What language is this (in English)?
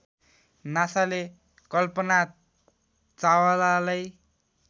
Nepali